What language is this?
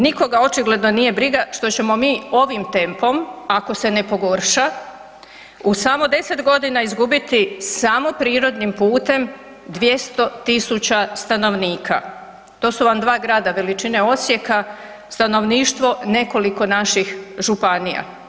Croatian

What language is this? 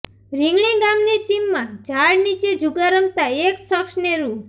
Gujarati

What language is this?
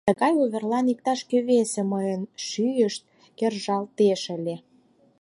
Mari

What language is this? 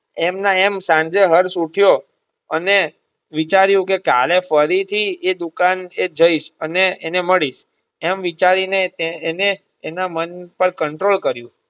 Gujarati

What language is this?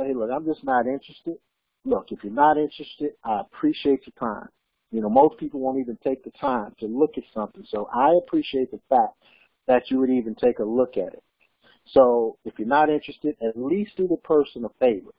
English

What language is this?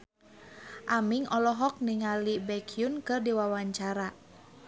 Sundanese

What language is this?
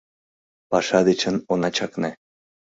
Mari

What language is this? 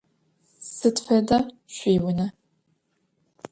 Adyghe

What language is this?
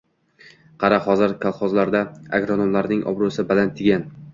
Uzbek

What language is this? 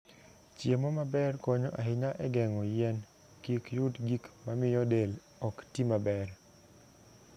Luo (Kenya and Tanzania)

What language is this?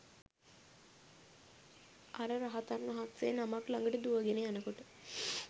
Sinhala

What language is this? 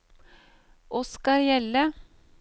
Norwegian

